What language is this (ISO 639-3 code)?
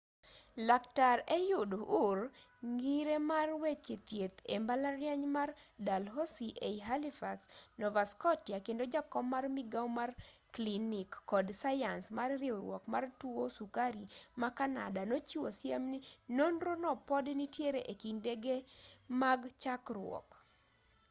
luo